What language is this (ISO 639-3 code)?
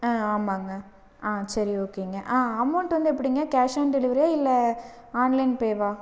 tam